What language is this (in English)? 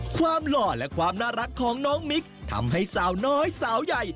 Thai